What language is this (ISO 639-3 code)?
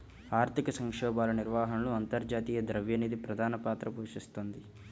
tel